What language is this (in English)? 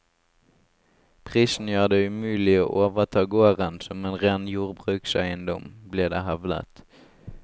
Norwegian